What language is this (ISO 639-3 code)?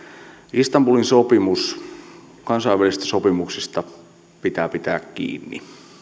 fin